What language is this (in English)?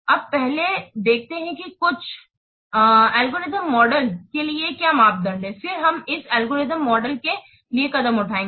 Hindi